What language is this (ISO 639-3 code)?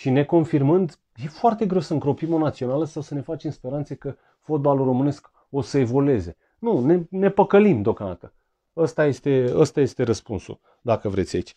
ron